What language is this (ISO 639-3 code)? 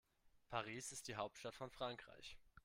deu